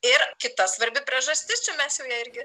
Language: Lithuanian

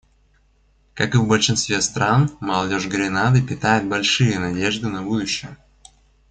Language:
Russian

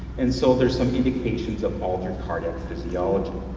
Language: English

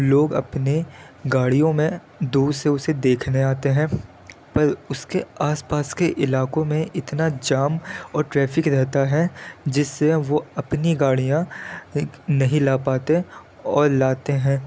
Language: Urdu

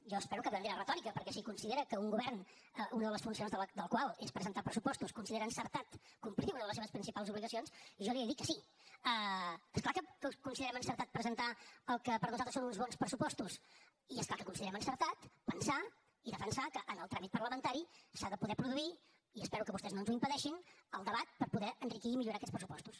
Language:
Catalan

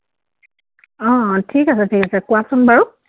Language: Assamese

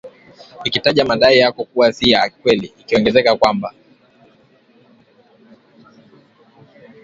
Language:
Swahili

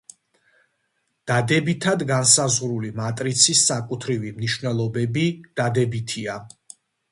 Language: Georgian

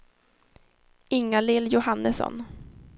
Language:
Swedish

